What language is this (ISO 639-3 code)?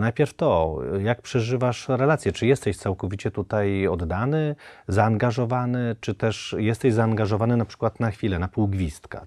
pol